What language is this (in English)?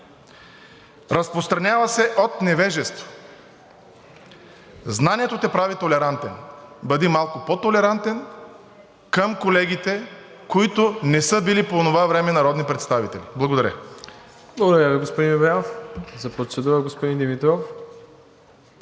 Bulgarian